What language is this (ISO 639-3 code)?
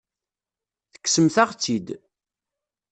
kab